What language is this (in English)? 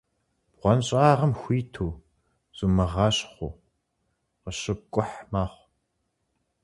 Kabardian